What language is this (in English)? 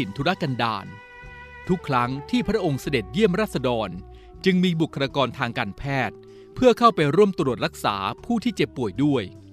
Thai